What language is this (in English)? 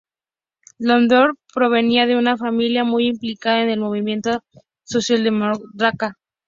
Spanish